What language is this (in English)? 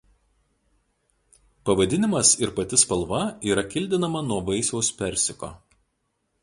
Lithuanian